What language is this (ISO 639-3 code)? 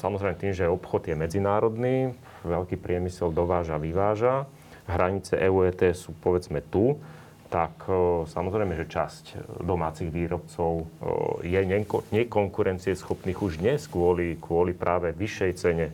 slk